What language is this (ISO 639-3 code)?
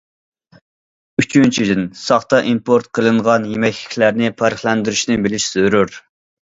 uig